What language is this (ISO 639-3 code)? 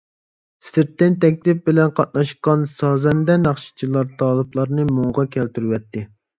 uig